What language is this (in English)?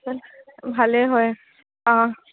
Assamese